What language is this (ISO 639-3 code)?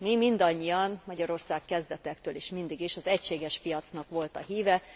hun